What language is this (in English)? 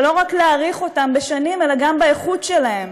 Hebrew